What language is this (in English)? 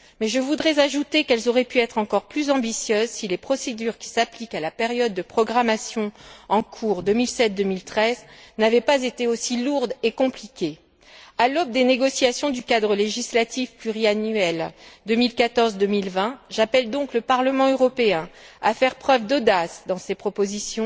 French